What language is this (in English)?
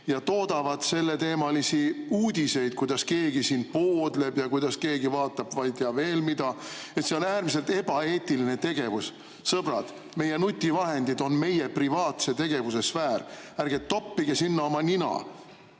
Estonian